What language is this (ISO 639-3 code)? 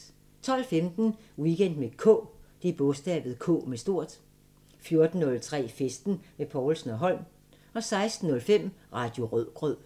dan